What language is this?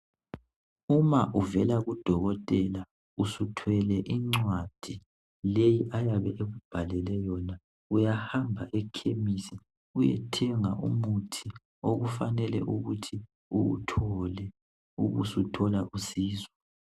North Ndebele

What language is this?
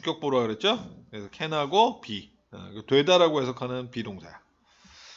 Korean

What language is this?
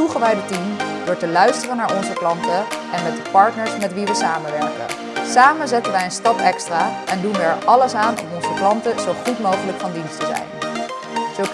Dutch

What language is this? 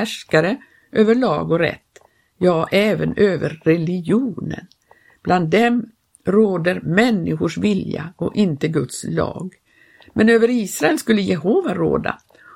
Swedish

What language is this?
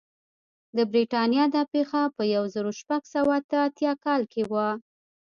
Pashto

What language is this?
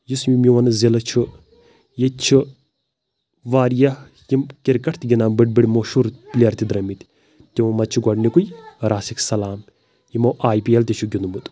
Kashmiri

